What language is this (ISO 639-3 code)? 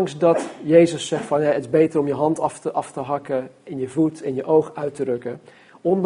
nld